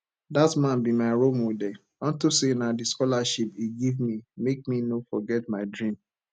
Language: Nigerian Pidgin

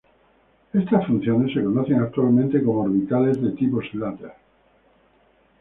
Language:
Spanish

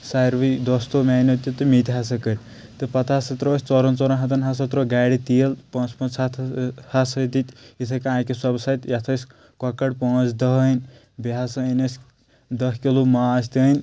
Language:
Kashmiri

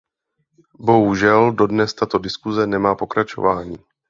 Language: Czech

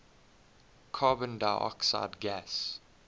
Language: English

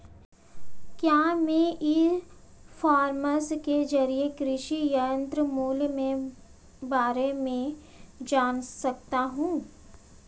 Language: Hindi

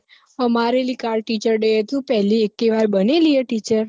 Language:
Gujarati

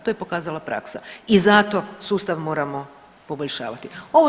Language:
Croatian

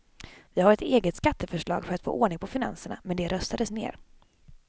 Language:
Swedish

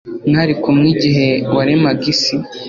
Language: Kinyarwanda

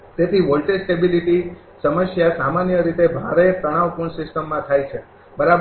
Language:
Gujarati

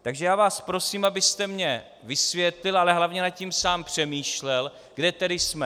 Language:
Czech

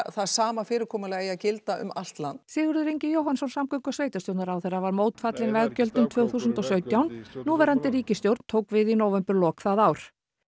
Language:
Icelandic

